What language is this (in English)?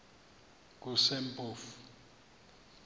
Xhosa